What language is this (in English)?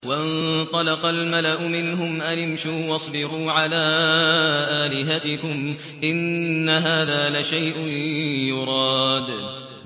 Arabic